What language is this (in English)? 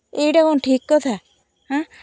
Odia